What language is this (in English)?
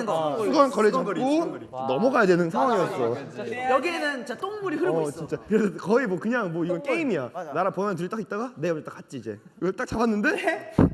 Korean